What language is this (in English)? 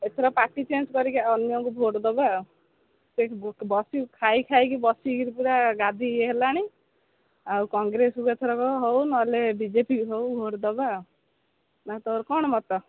Odia